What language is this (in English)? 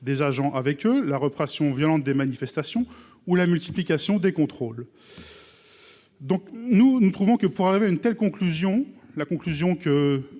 French